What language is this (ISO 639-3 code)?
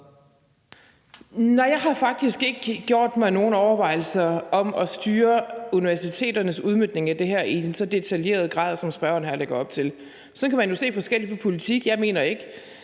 dan